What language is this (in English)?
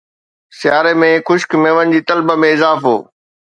Sindhi